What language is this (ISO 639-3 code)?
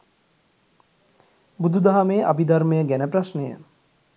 sin